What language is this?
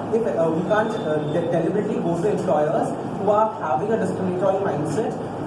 English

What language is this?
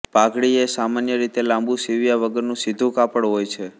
Gujarati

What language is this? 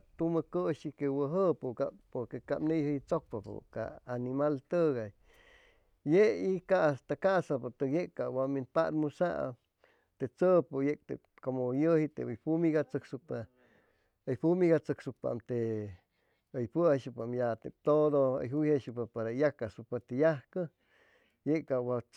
Chimalapa Zoque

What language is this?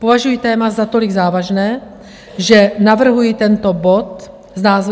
Czech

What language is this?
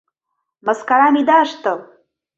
Mari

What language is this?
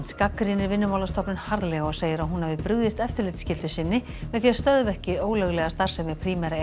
Icelandic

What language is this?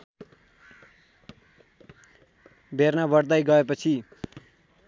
Nepali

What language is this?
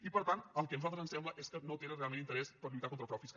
Catalan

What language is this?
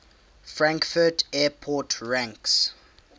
English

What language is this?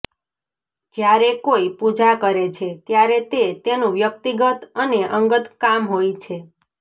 Gujarati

